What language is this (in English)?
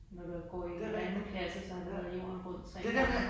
Danish